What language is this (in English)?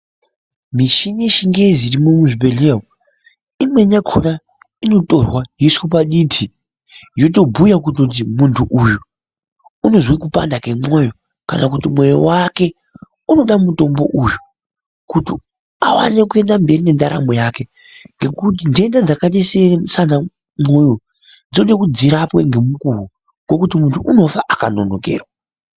Ndau